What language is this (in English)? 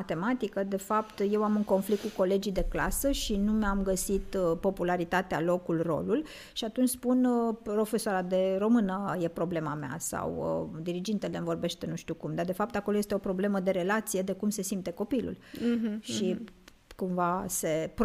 Romanian